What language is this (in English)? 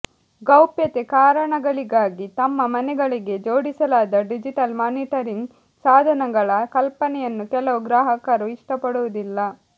Kannada